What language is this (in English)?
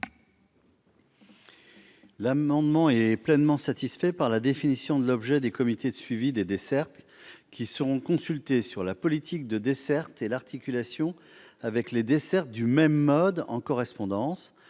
French